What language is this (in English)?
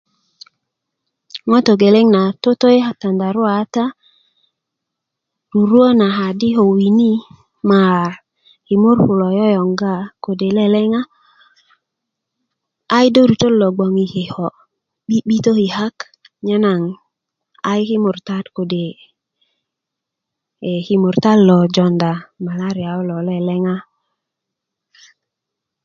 Kuku